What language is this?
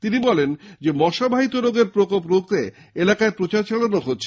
Bangla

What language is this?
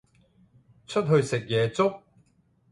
Cantonese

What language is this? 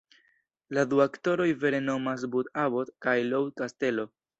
Esperanto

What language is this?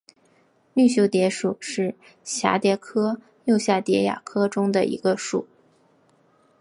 Chinese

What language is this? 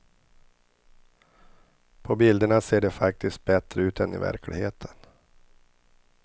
Swedish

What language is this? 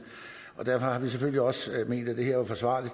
Danish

